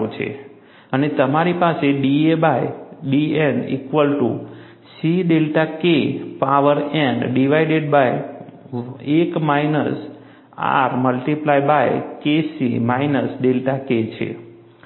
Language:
Gujarati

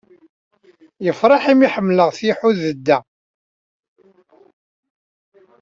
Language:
Kabyle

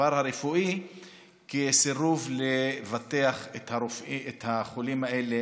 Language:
Hebrew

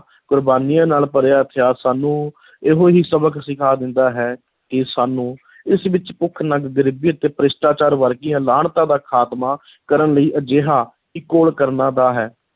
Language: Punjabi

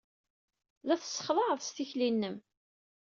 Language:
Kabyle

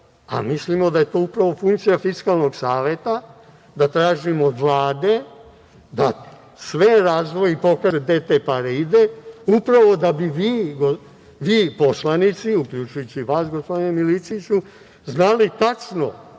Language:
Serbian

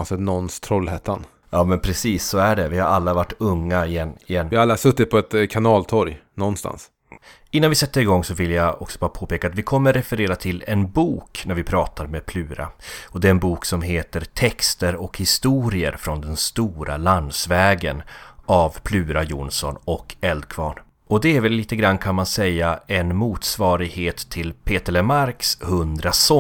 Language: Swedish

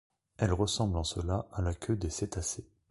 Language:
French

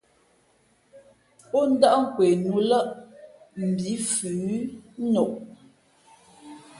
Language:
Fe'fe'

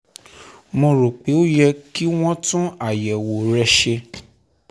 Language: Yoruba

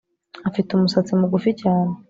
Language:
Kinyarwanda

